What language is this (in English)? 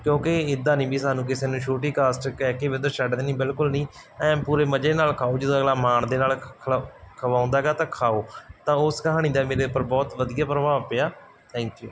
Punjabi